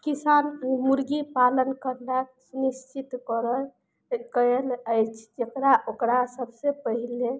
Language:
Maithili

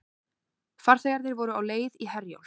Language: Icelandic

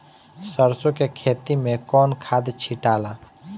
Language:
Bhojpuri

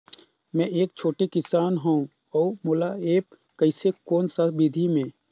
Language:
Chhattisgarhi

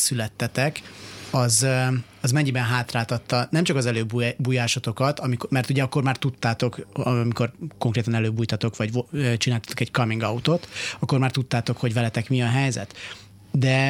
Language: Hungarian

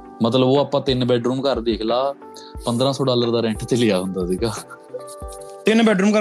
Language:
Punjabi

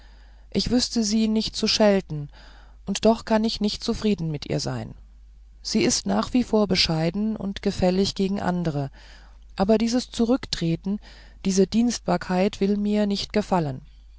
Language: German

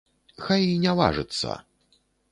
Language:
Belarusian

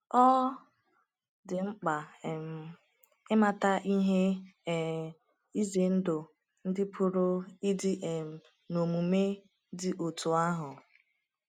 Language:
Igbo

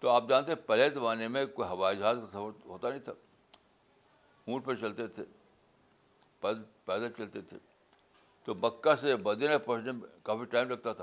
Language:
Urdu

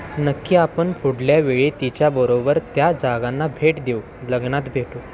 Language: Marathi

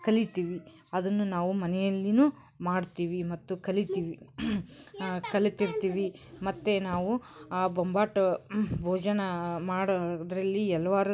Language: Kannada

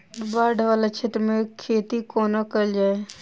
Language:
Maithili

